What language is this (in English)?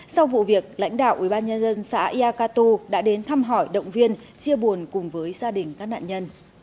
Vietnamese